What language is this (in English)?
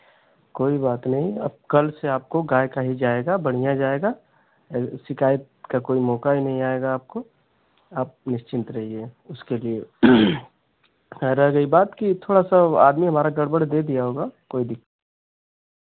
Hindi